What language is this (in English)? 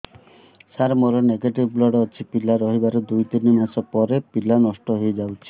Odia